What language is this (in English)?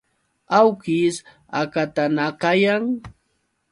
Yauyos Quechua